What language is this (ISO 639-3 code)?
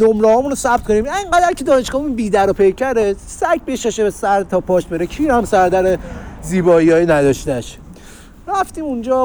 fas